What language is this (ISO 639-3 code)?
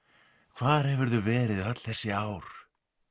isl